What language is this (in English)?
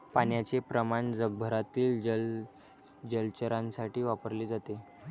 Marathi